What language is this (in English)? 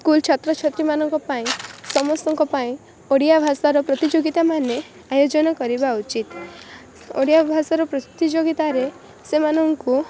Odia